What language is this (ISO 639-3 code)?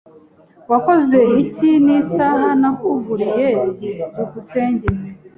kin